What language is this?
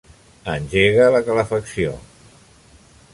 Catalan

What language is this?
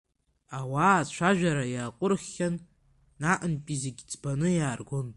Abkhazian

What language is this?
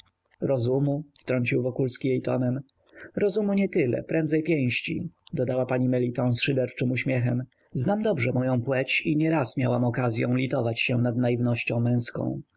Polish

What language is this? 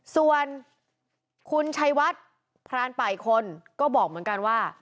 Thai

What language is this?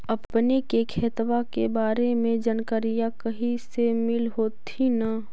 Magahi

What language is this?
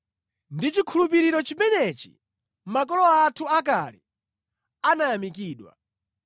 Nyanja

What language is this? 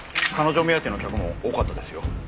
Japanese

